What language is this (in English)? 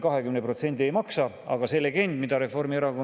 Estonian